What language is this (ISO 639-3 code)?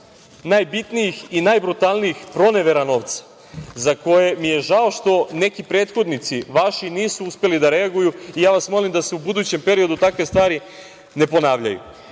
srp